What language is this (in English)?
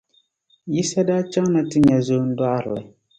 Dagbani